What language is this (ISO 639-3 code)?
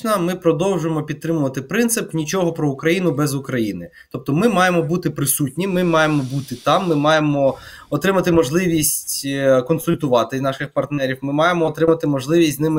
ukr